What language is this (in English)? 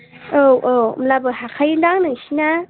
Bodo